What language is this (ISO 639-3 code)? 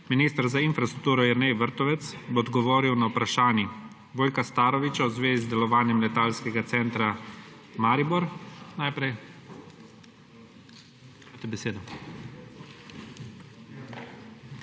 slv